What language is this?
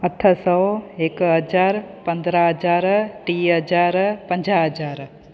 Sindhi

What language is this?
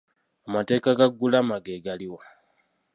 Ganda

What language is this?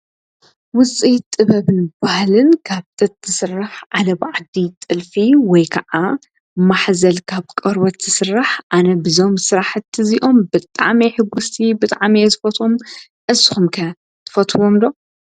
Tigrinya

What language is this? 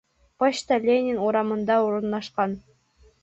Bashkir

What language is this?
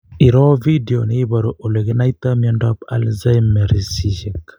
Kalenjin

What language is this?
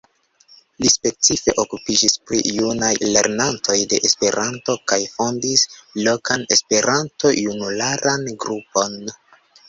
Esperanto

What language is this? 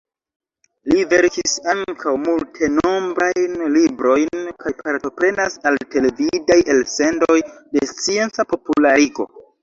Esperanto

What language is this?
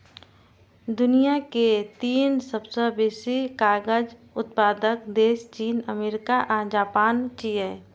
Maithili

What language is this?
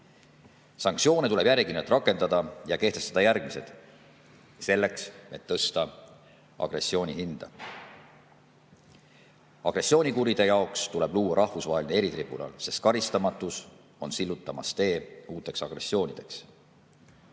Estonian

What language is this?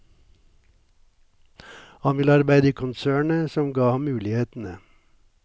Norwegian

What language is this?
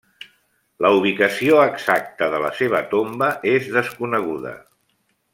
Catalan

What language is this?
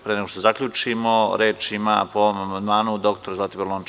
Serbian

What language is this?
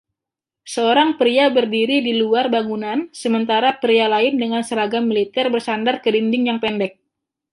Indonesian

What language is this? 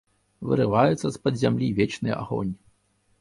Belarusian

